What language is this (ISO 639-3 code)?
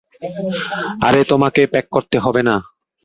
ben